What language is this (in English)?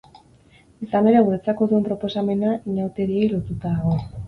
Basque